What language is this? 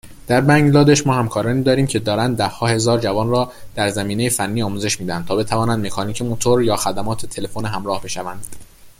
Persian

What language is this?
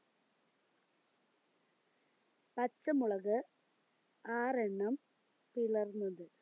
Malayalam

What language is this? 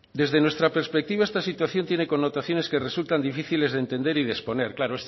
Spanish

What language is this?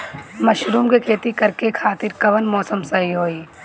Bhojpuri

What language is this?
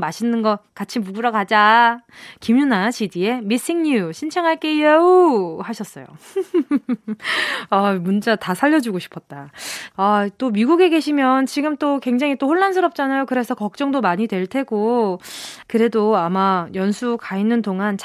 Korean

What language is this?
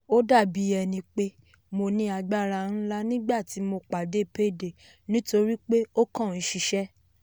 Yoruba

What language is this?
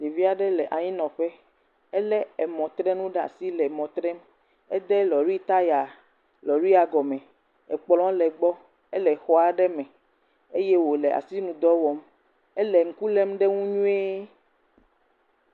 Ewe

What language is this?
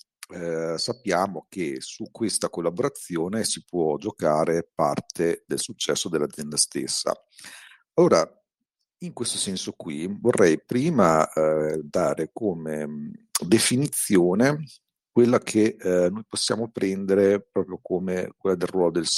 Italian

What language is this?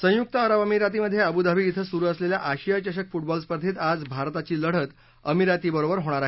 Marathi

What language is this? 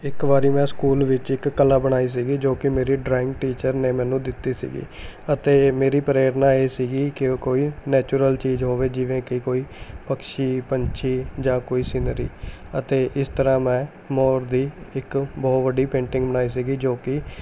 Punjabi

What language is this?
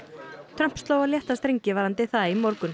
Icelandic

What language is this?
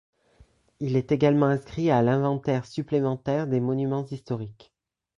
French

